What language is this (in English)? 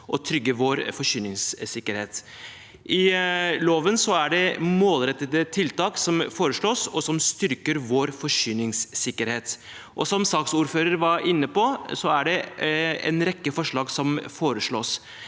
Norwegian